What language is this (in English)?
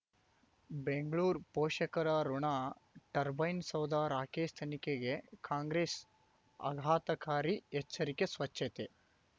Kannada